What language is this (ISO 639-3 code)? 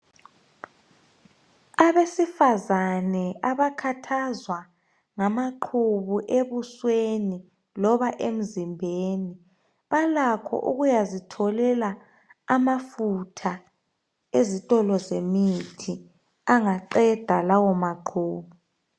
nde